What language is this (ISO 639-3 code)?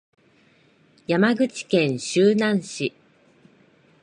jpn